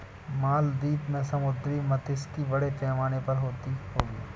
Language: Hindi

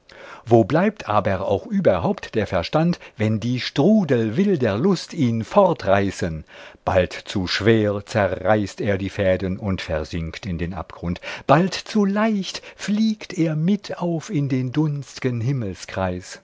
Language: German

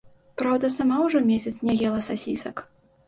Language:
Belarusian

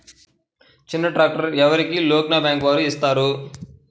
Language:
Telugu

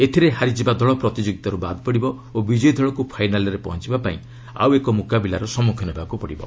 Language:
Odia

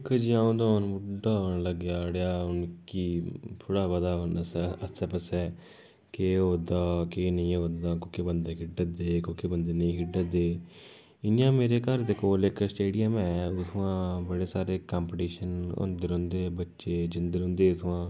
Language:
Dogri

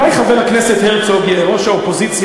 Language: Hebrew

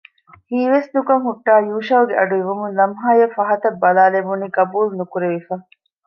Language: Divehi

